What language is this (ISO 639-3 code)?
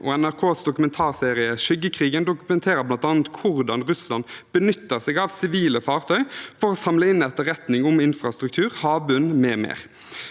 nor